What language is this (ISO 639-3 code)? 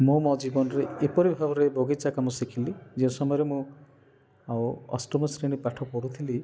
ori